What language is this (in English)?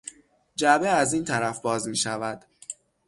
Persian